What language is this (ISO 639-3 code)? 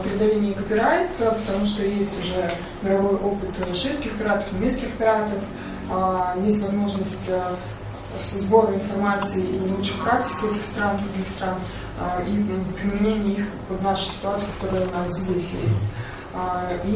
rus